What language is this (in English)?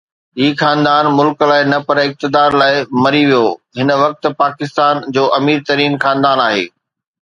Sindhi